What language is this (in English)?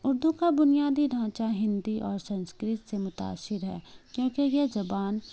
Urdu